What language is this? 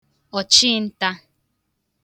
Igbo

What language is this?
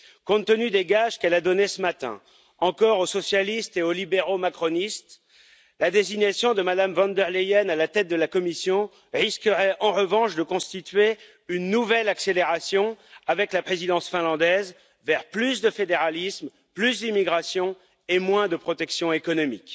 French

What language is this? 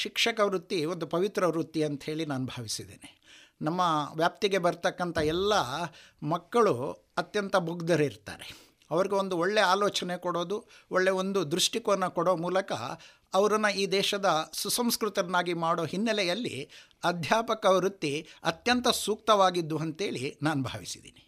Kannada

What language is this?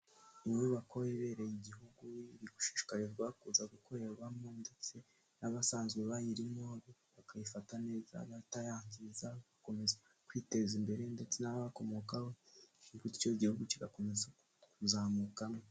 Kinyarwanda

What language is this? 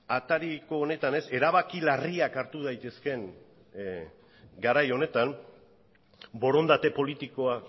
Basque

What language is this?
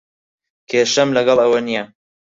Central Kurdish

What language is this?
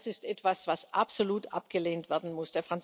German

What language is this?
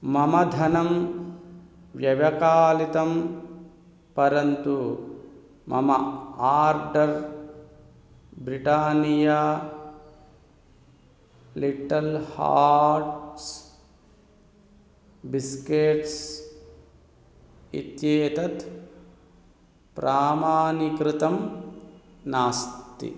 Sanskrit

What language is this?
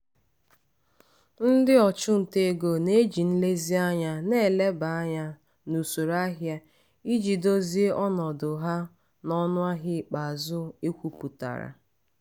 Igbo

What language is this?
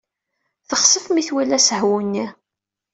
Kabyle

